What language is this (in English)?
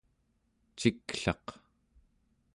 Central Yupik